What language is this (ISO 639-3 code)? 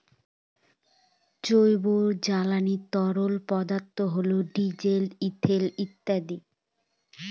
ben